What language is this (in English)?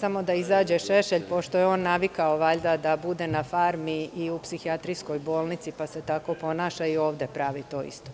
Serbian